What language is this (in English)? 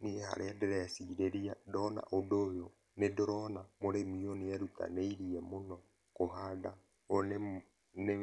Kikuyu